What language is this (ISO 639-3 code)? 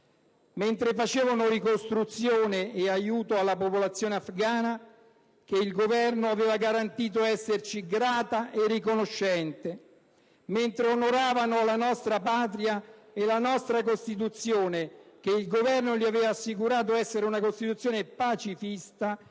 ita